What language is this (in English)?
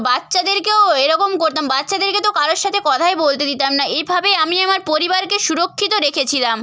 Bangla